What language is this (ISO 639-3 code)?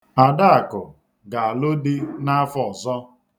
ibo